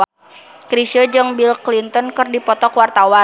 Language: Sundanese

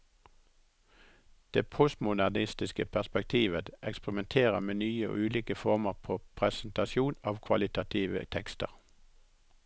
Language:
Norwegian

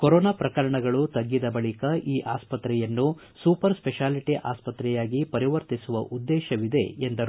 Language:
Kannada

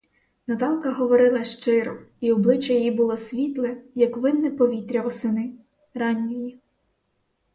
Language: Ukrainian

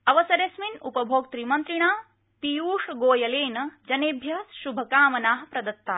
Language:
Sanskrit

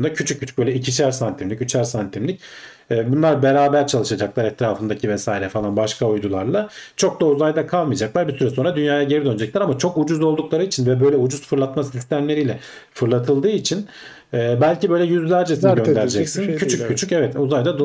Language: Turkish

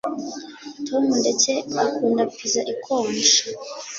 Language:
Kinyarwanda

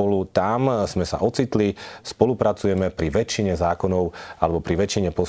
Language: Slovak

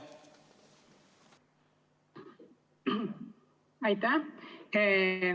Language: Estonian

